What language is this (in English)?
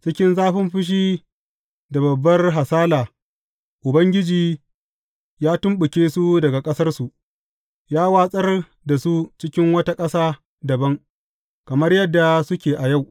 Hausa